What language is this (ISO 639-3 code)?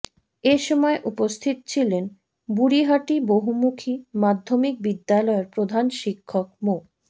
ben